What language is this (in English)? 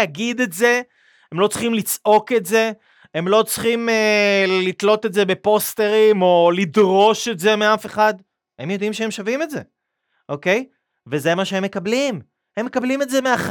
Hebrew